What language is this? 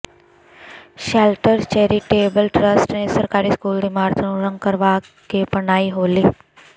Punjabi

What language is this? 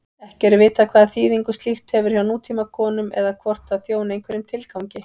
Icelandic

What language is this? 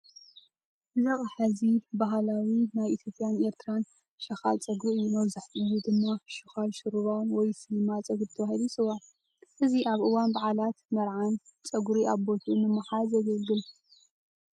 Tigrinya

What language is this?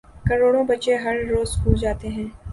Urdu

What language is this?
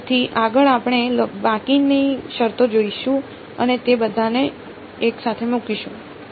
Gujarati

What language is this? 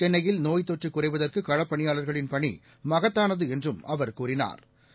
Tamil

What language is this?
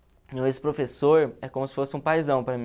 Portuguese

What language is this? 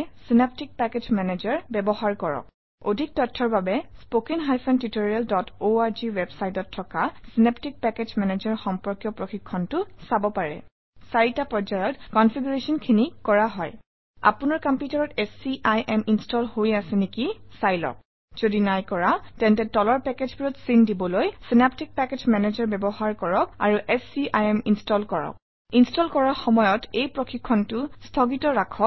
Assamese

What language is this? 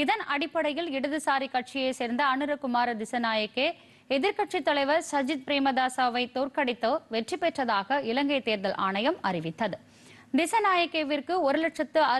Korean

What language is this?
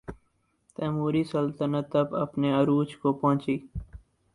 Urdu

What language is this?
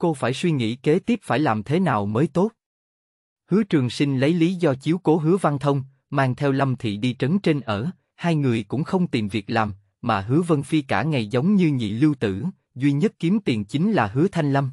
Vietnamese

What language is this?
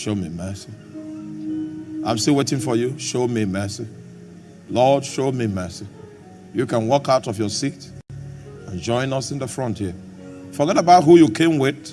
English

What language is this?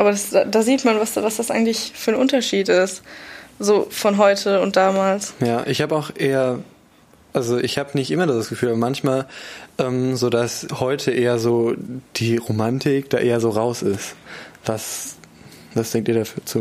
German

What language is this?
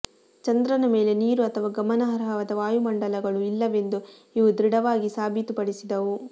Kannada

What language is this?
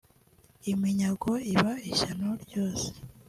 Kinyarwanda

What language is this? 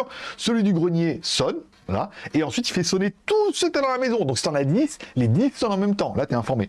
French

